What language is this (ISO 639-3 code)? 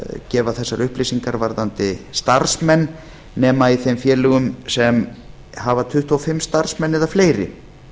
isl